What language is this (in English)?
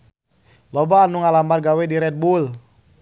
Sundanese